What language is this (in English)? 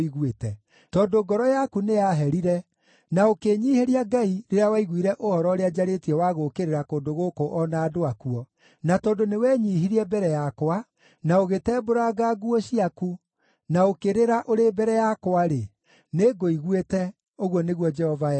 Kikuyu